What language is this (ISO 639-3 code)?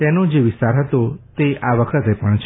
guj